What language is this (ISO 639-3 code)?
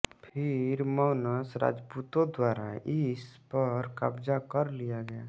hin